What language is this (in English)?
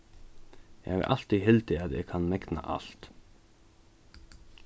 Faroese